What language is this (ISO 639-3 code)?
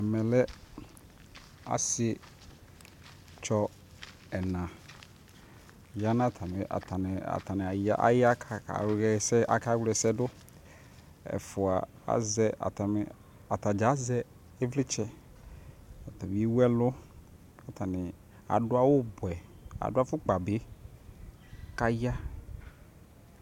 kpo